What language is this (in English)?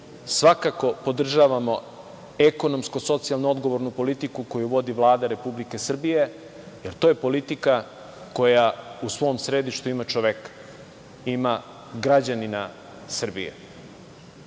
Serbian